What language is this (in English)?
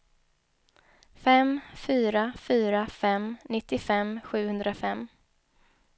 Swedish